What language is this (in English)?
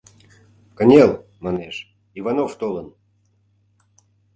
Mari